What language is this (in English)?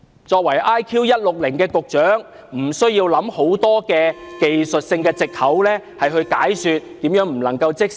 Cantonese